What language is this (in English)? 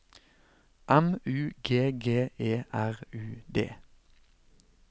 Norwegian